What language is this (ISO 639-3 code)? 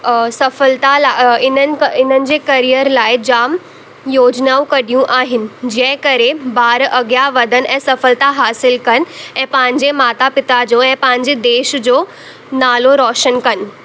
snd